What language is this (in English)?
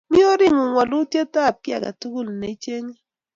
Kalenjin